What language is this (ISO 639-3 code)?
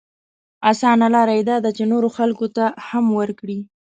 pus